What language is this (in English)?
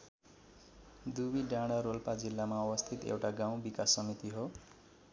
Nepali